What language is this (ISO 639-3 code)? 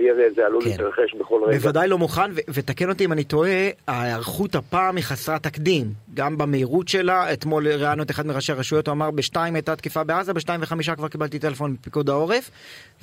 heb